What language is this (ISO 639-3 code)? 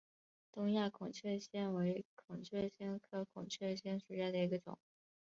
zho